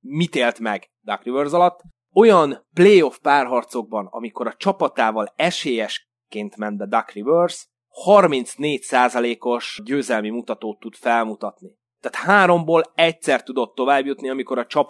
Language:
Hungarian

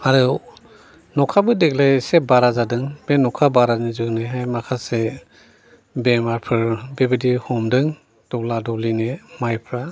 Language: Bodo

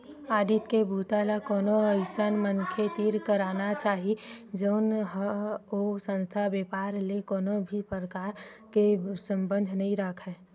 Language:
Chhattisgarhi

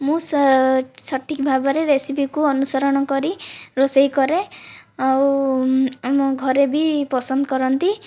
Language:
Odia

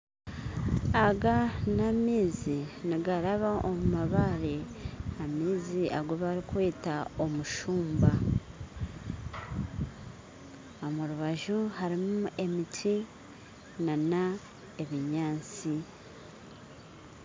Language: Nyankole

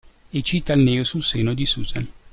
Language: Italian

